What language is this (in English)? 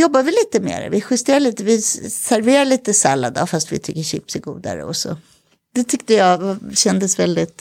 Swedish